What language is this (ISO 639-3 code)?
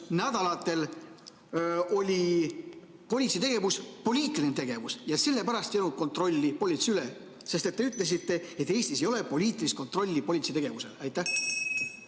est